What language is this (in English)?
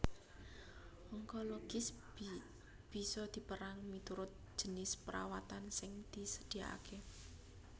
Javanese